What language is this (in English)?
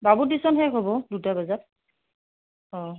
Assamese